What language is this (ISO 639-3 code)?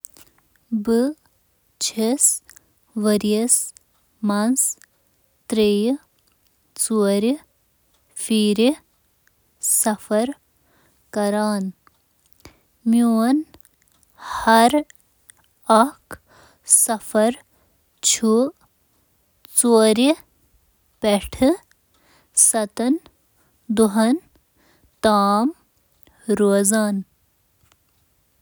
kas